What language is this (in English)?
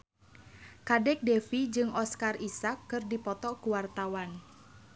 Sundanese